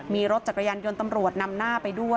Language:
Thai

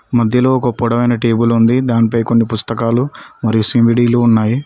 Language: Telugu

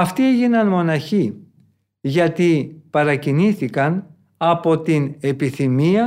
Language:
Greek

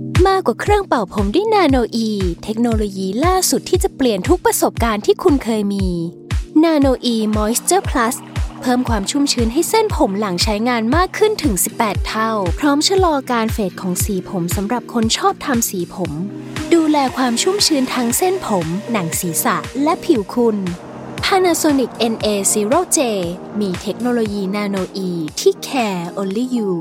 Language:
Thai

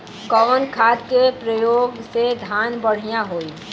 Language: Bhojpuri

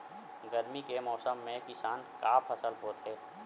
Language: Chhattisgarhi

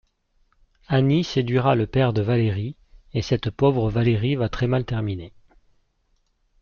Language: French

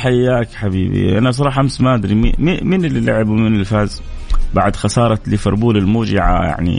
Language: Arabic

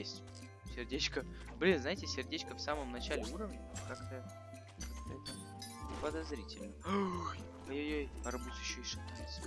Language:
Russian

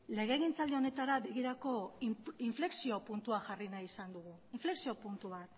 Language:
Basque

